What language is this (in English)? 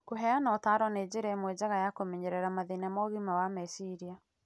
Kikuyu